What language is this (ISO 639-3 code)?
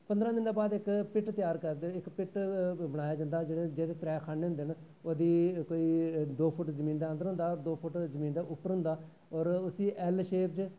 doi